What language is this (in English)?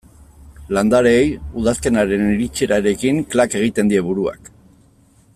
Basque